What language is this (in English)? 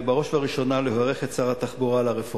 Hebrew